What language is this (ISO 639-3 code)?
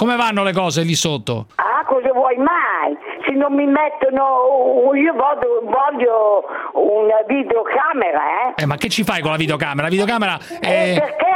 ita